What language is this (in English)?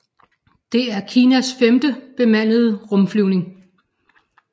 Danish